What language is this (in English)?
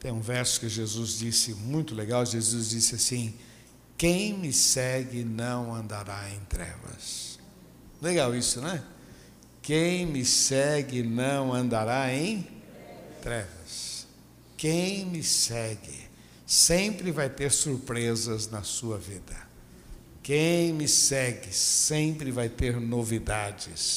Portuguese